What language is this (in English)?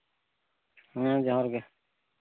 Santali